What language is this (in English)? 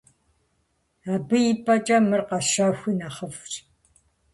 Kabardian